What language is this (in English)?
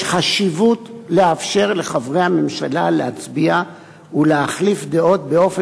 Hebrew